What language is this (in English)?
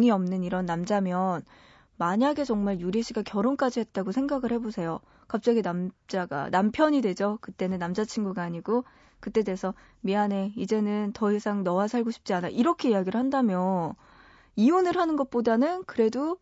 Korean